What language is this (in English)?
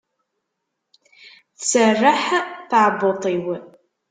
Kabyle